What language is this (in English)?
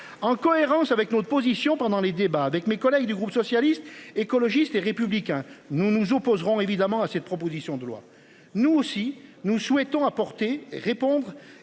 French